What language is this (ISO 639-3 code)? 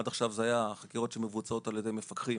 heb